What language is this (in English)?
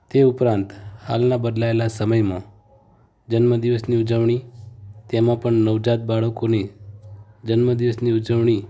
Gujarati